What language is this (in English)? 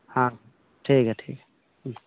Santali